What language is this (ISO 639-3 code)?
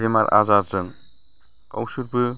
brx